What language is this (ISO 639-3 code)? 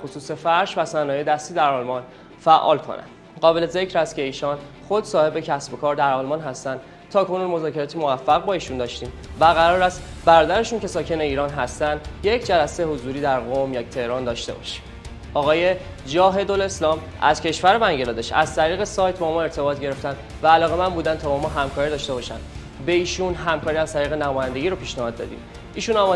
fas